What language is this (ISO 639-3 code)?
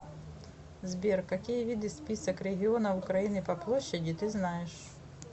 rus